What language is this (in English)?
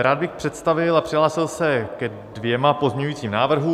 Czech